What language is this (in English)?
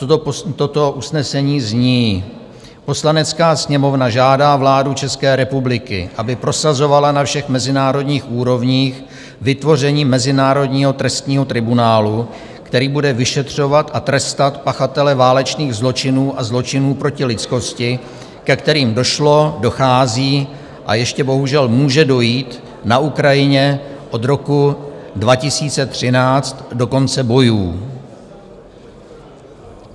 Czech